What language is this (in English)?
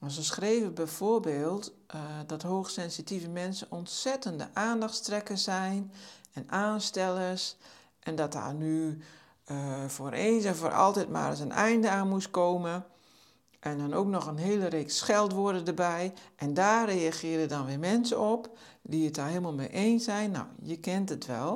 Dutch